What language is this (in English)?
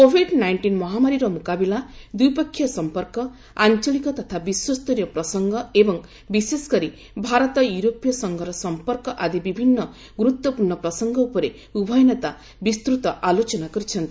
Odia